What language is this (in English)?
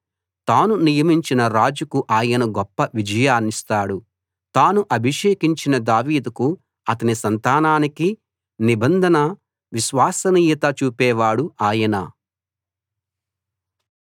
Telugu